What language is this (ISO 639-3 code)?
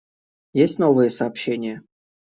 rus